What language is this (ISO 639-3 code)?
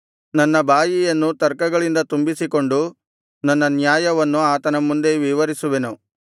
kan